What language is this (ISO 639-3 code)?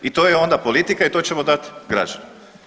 hrv